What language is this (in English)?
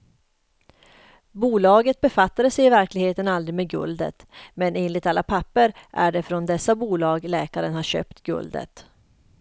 Swedish